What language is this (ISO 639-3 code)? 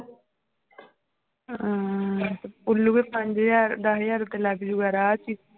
pan